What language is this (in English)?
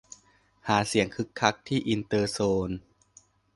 Thai